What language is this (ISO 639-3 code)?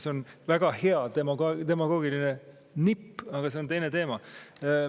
est